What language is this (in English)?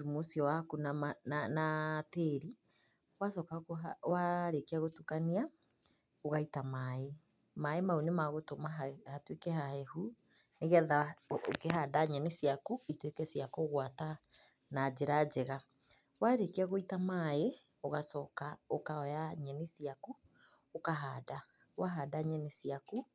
Kikuyu